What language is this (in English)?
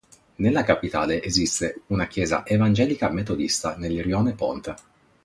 Italian